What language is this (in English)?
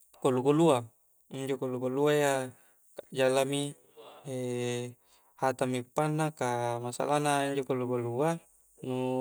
Coastal Konjo